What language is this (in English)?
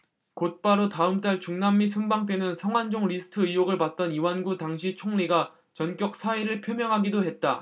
Korean